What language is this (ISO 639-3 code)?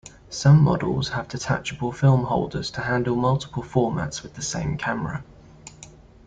eng